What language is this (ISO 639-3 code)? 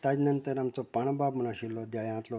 kok